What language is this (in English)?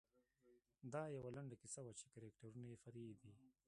Pashto